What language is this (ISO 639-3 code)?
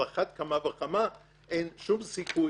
heb